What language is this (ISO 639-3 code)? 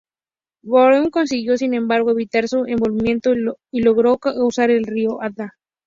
spa